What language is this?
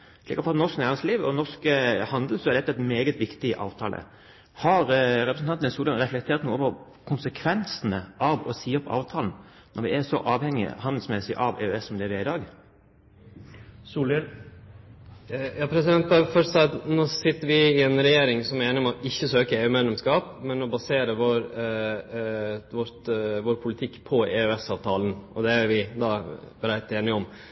Norwegian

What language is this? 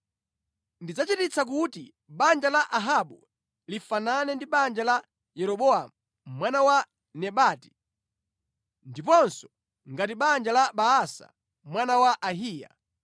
Nyanja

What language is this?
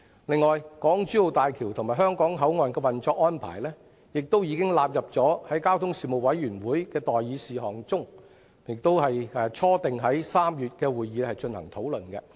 Cantonese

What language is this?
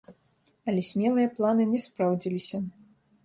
Belarusian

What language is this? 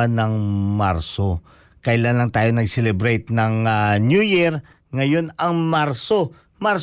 Filipino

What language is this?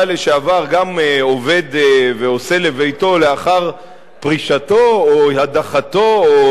Hebrew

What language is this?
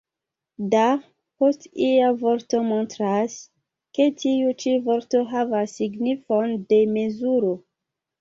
Esperanto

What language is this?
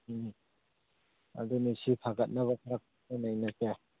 Manipuri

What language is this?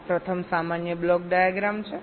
Gujarati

